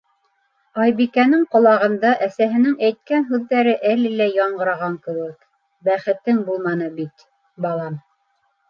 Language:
Bashkir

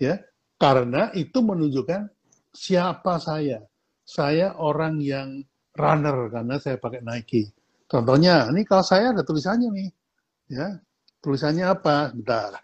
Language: Indonesian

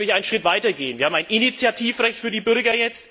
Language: German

